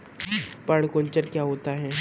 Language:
Hindi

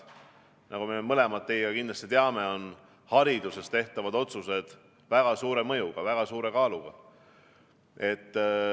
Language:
Estonian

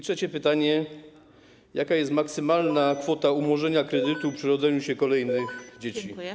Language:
Polish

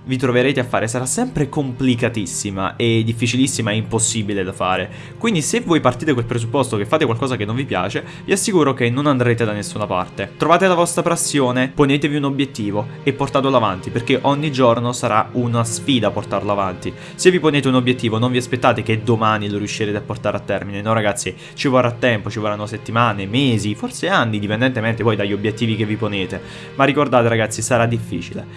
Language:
Italian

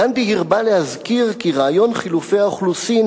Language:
Hebrew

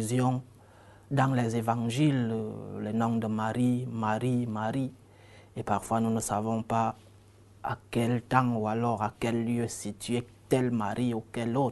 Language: French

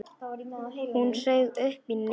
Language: Icelandic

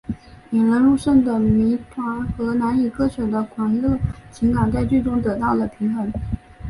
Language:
Chinese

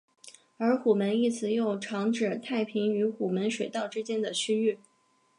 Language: Chinese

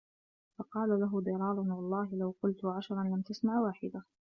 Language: Arabic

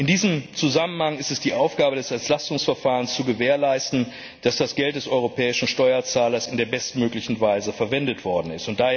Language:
German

